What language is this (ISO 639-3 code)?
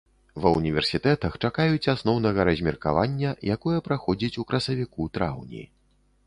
bel